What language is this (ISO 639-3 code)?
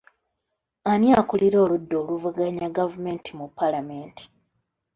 lug